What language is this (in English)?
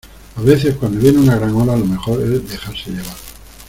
Spanish